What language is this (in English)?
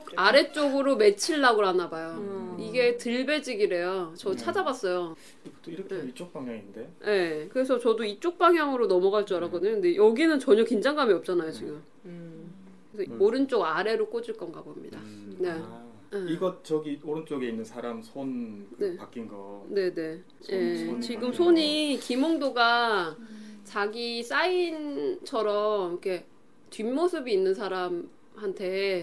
Korean